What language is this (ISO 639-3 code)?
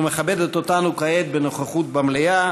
heb